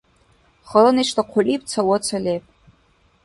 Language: Dargwa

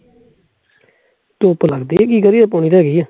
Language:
Punjabi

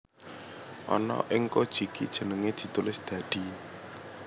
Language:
Javanese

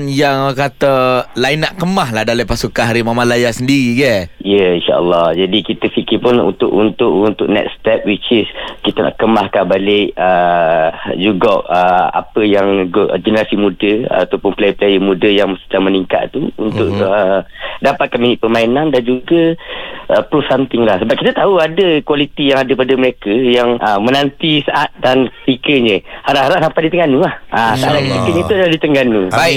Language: Malay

